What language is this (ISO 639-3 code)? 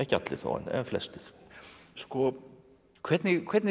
isl